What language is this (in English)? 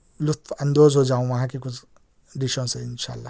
Urdu